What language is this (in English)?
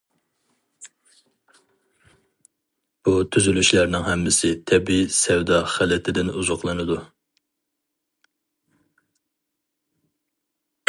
Uyghur